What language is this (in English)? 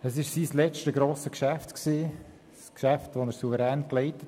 Swiss German